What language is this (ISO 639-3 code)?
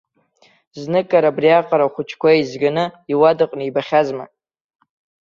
abk